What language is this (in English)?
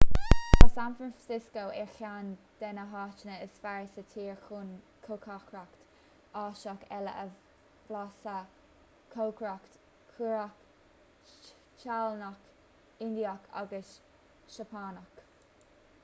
Irish